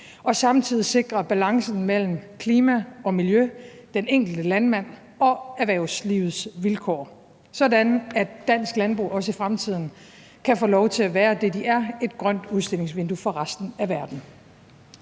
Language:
Danish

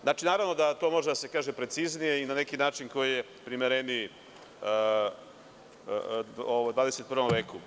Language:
Serbian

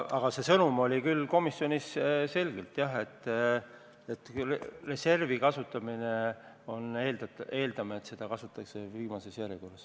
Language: Estonian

